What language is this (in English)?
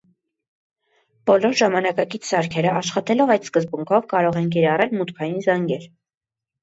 Armenian